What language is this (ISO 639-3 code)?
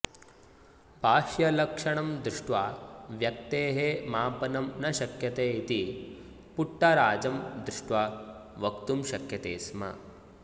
san